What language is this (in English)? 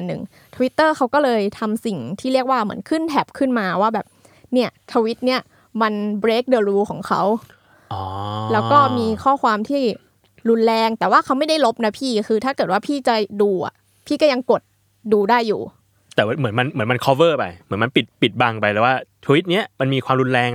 Thai